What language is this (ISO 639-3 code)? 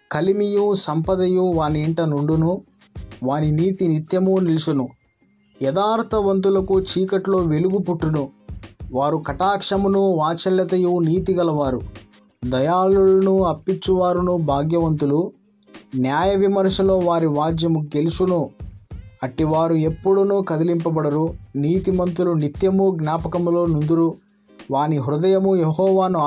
tel